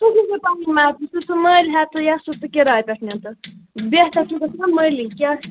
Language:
Kashmiri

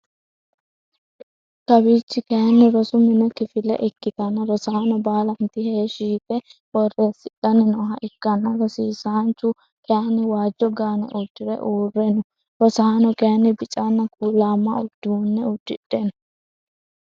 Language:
Sidamo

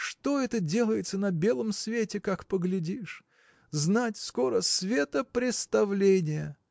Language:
Russian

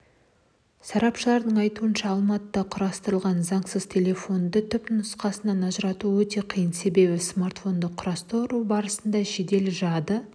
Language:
Kazakh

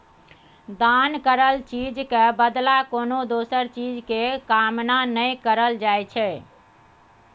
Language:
Maithili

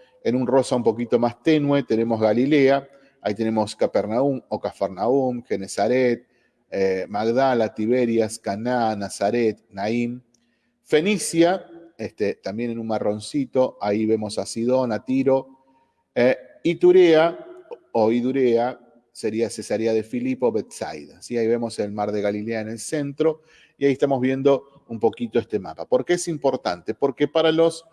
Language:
Spanish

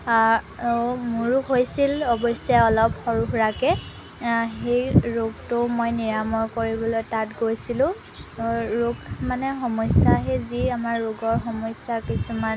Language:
Assamese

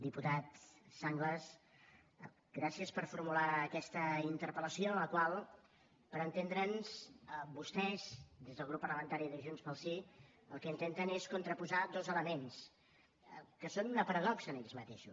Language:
Catalan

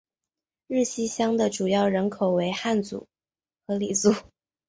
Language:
Chinese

